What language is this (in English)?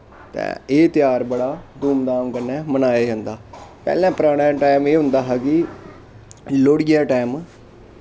Dogri